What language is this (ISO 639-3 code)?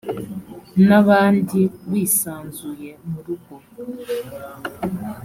kin